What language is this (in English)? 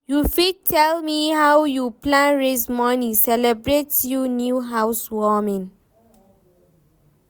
Nigerian Pidgin